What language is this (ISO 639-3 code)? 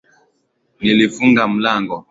swa